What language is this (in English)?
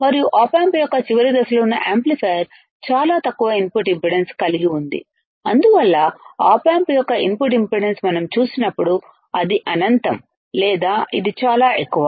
Telugu